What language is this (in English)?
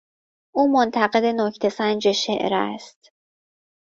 Persian